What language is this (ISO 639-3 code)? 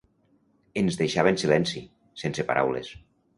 cat